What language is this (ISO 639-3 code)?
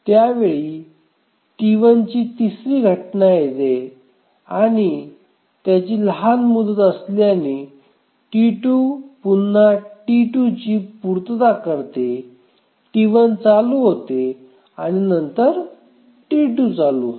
mar